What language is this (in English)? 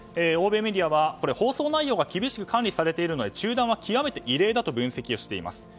Japanese